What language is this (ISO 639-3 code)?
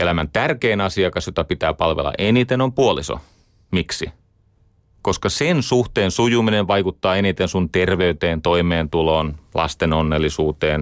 fin